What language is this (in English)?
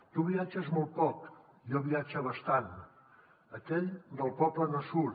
Catalan